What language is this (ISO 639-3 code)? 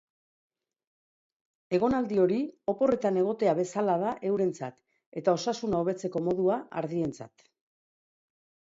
eus